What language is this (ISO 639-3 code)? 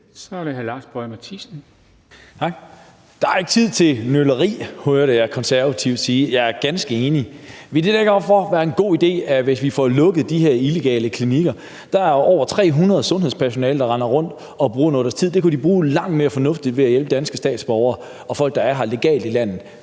dan